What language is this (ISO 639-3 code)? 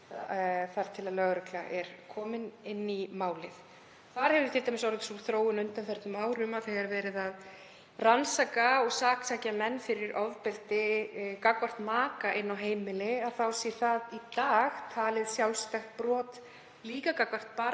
isl